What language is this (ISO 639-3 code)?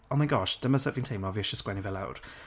cym